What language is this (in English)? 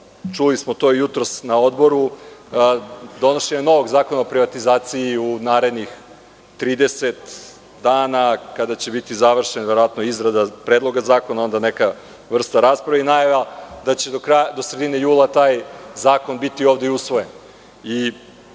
Serbian